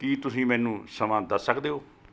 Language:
Punjabi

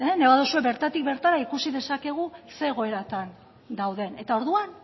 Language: Basque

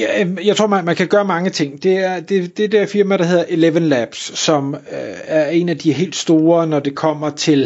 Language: Danish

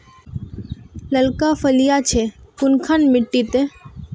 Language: Magahi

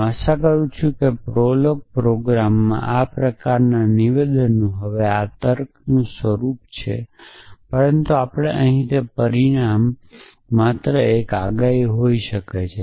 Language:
Gujarati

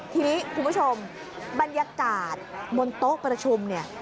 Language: Thai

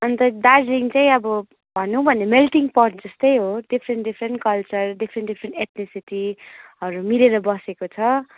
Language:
Nepali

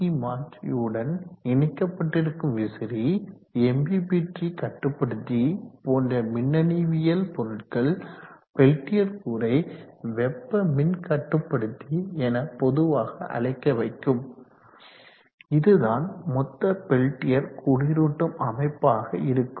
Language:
Tamil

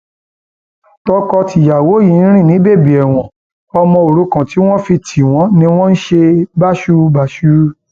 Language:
Yoruba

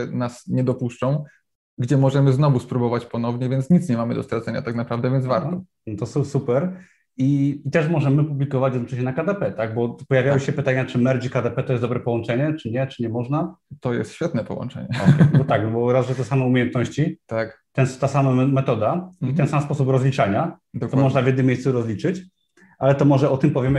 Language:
Polish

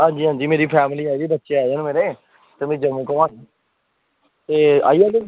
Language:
Dogri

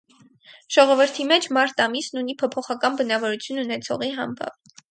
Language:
Armenian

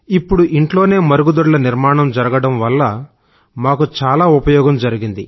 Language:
Telugu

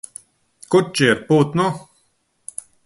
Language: Latvian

